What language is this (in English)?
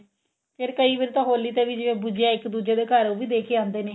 Punjabi